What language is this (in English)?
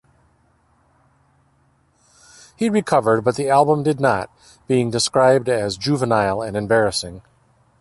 English